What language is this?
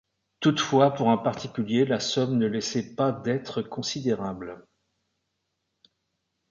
French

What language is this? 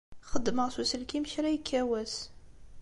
Kabyle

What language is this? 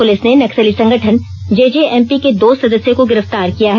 Hindi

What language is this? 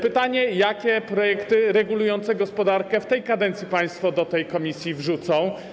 Polish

